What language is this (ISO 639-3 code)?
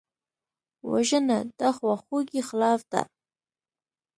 pus